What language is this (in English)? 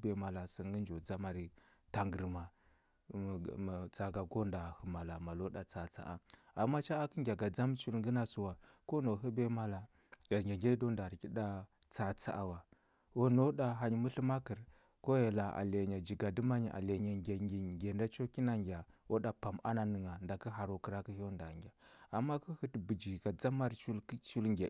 Huba